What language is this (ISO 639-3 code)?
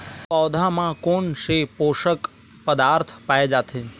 hne